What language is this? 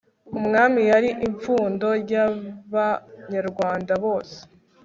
Kinyarwanda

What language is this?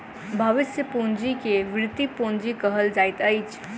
Maithili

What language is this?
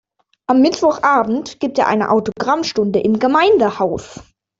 German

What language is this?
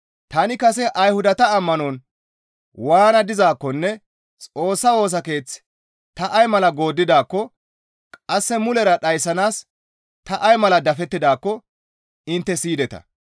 Gamo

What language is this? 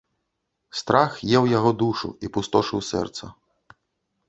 Belarusian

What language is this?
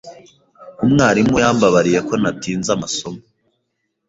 Kinyarwanda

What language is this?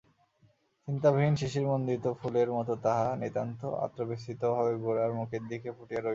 Bangla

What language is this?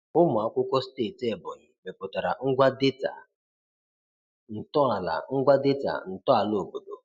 Igbo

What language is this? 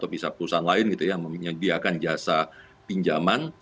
Indonesian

